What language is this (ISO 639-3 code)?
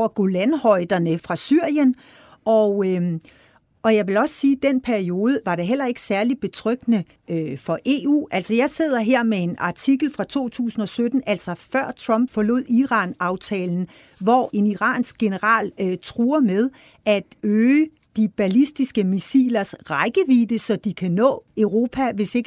dan